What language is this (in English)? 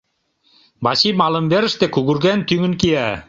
Mari